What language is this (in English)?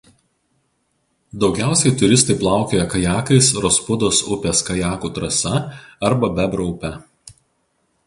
Lithuanian